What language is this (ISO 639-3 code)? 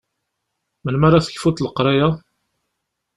kab